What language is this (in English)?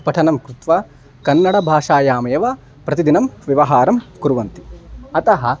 Sanskrit